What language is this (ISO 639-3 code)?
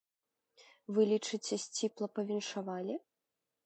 bel